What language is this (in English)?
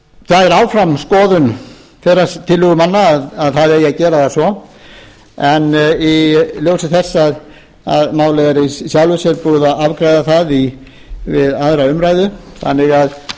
Icelandic